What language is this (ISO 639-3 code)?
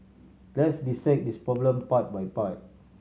eng